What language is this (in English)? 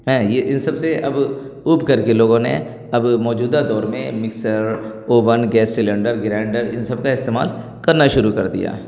Urdu